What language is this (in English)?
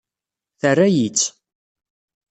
Kabyle